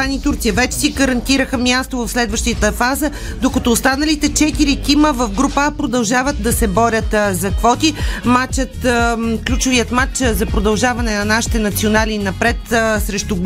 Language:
Bulgarian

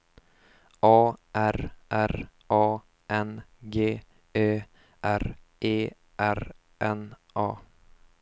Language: Swedish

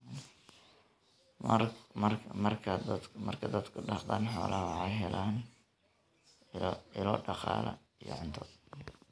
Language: Somali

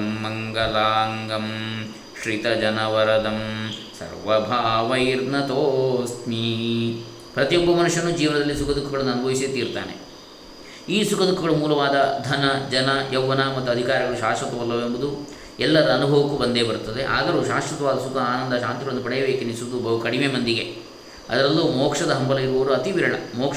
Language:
Kannada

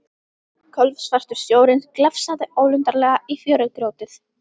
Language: Icelandic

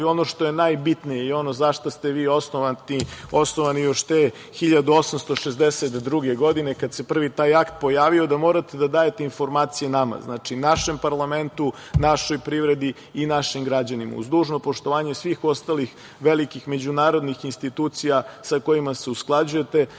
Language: Serbian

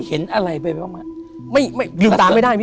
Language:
Thai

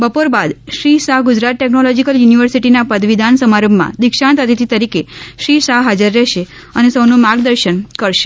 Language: Gujarati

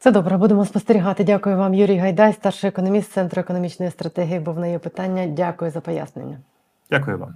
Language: Ukrainian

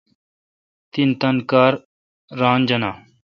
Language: Kalkoti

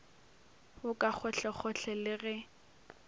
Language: Northern Sotho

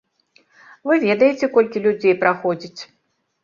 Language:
Belarusian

